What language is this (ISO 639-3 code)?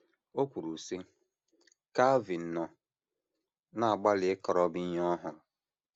ibo